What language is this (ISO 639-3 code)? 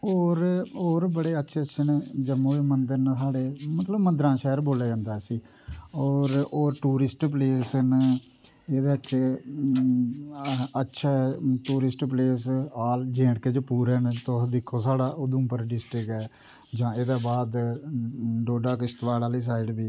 doi